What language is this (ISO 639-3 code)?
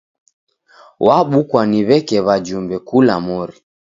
dav